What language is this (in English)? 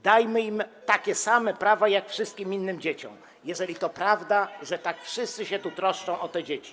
Polish